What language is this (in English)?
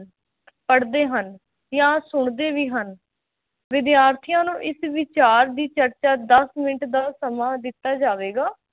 Punjabi